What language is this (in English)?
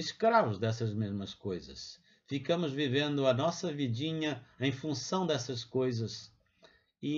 Portuguese